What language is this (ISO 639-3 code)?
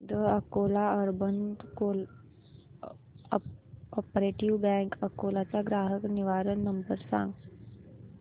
mar